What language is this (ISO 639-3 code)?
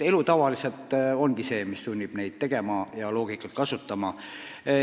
est